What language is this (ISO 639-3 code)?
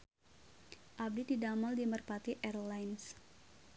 sun